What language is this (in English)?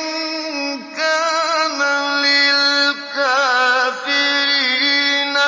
Arabic